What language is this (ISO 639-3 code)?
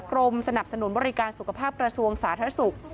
tha